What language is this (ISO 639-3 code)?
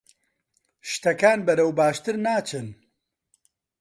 ckb